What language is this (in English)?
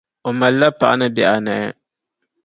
Dagbani